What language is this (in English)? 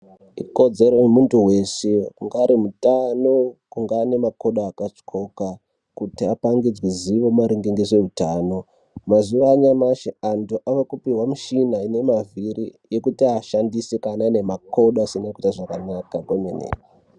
Ndau